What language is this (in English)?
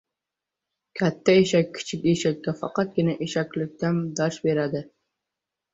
Uzbek